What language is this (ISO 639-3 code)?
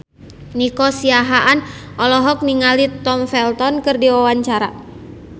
sun